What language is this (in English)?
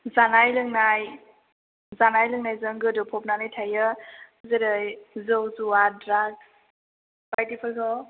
Bodo